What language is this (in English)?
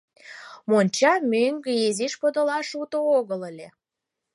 Mari